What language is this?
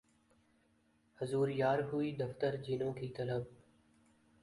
Urdu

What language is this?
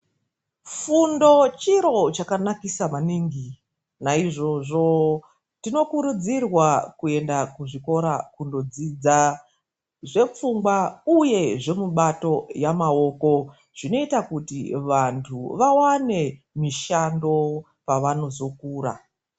Ndau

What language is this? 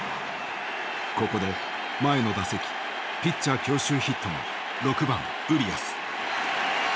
Japanese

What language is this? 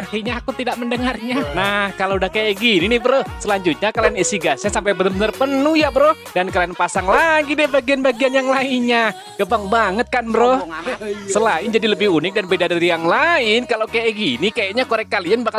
Indonesian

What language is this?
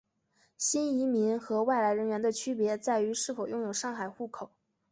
Chinese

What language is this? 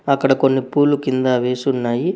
Telugu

